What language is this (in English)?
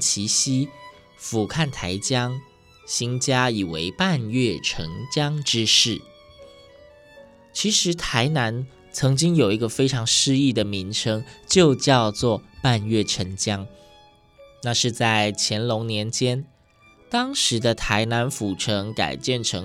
Chinese